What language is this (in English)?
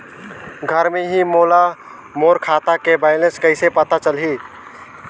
Chhattisgarhi